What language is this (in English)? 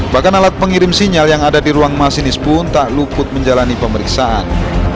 Indonesian